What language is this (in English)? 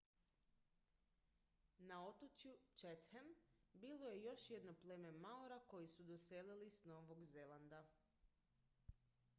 Croatian